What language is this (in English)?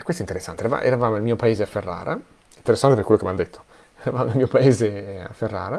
Italian